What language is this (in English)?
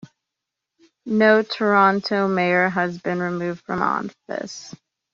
English